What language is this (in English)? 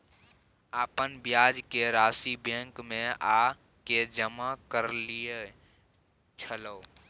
Maithili